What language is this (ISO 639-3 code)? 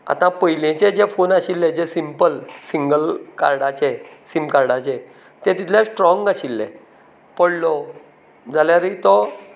kok